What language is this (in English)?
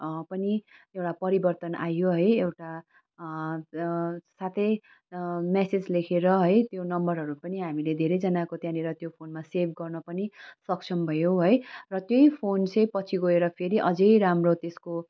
Nepali